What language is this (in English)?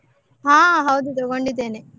Kannada